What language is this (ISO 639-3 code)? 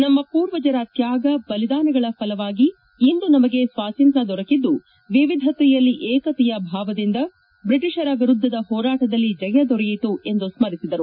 kan